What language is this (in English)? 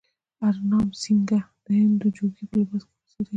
Pashto